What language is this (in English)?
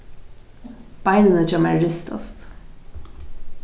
Faroese